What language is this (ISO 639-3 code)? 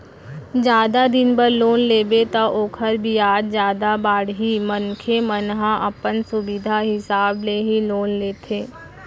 hne